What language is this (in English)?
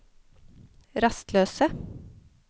Norwegian